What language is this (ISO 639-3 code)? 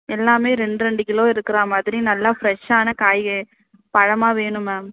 tam